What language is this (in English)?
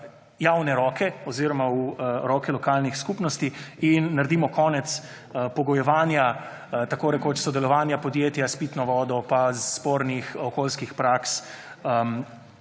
Slovenian